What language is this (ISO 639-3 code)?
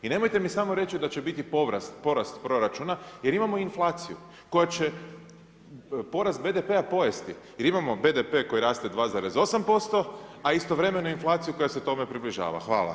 hrv